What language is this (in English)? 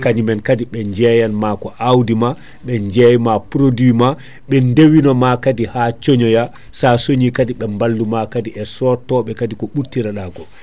Fula